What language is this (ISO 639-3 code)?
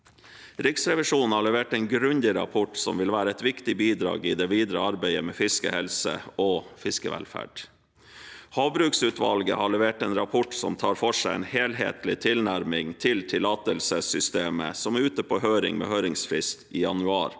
nor